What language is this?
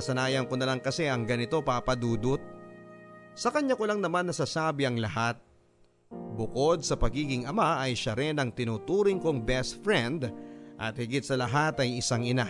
Filipino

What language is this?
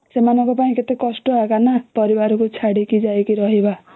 Odia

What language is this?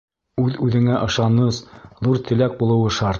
Bashkir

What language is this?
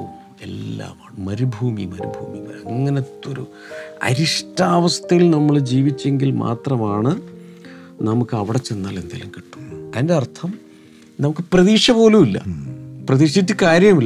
Malayalam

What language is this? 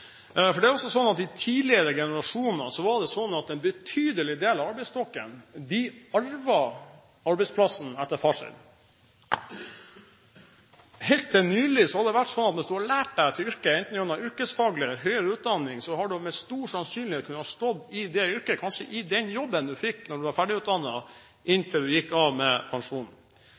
Norwegian Bokmål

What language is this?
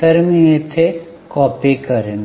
Marathi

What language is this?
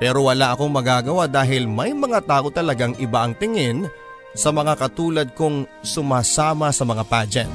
Filipino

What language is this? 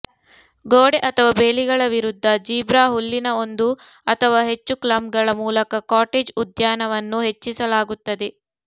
Kannada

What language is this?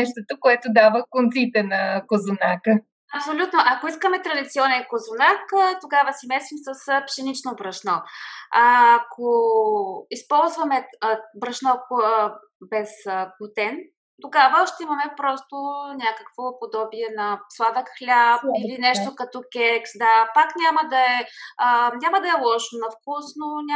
Bulgarian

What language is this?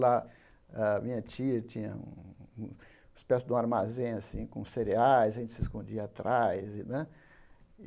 Portuguese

